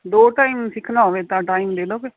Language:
Punjabi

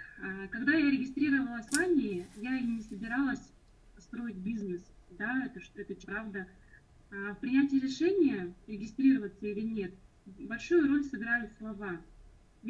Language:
Russian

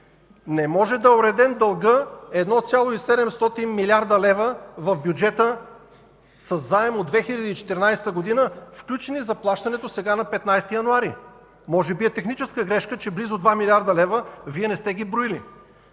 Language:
Bulgarian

